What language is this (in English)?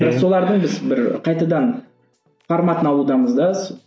Kazakh